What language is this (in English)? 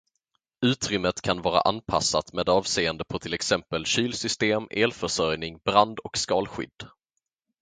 Swedish